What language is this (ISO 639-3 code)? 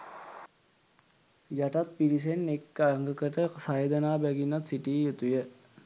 sin